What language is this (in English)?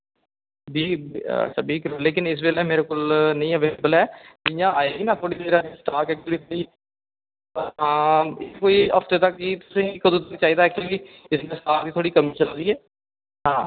Dogri